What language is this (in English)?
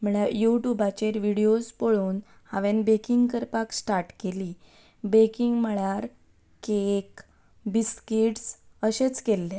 Konkani